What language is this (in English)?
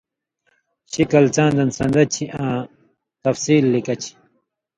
Indus Kohistani